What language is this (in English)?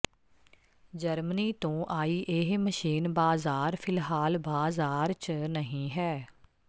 Punjabi